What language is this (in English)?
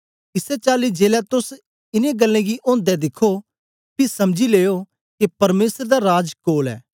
Dogri